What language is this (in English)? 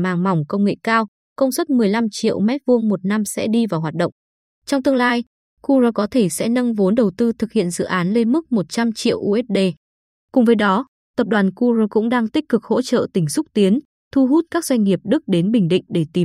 Vietnamese